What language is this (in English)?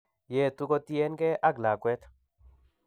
Kalenjin